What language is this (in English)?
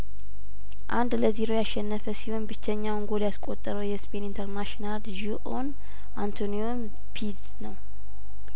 Amharic